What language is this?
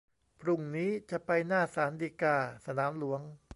Thai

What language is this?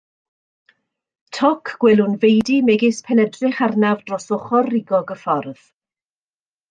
Welsh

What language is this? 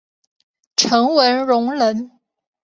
Chinese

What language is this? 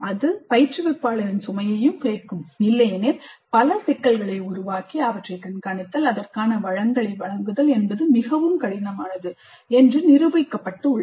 Tamil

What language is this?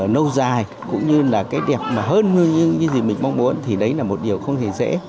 Vietnamese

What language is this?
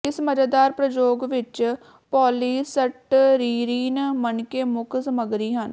Punjabi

